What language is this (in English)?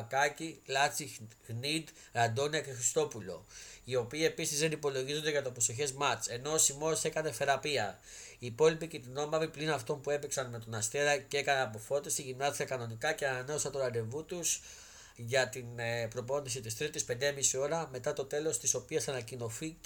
Greek